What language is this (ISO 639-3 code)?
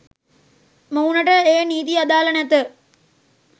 sin